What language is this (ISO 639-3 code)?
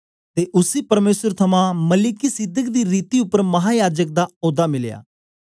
doi